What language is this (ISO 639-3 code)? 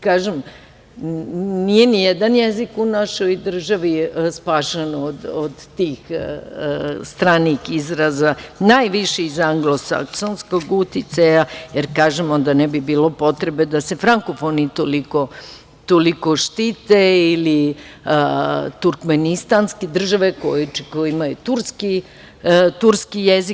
srp